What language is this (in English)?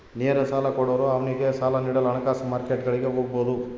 Kannada